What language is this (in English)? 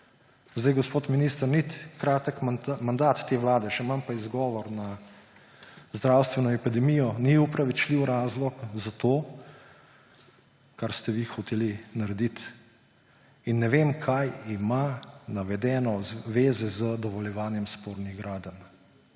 Slovenian